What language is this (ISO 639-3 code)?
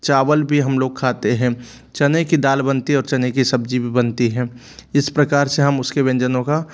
hin